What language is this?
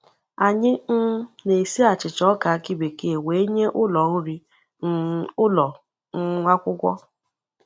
Igbo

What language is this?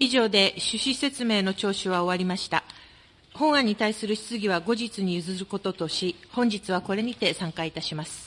Japanese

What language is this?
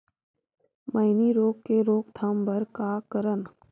Chhattisgarhi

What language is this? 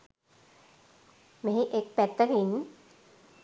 Sinhala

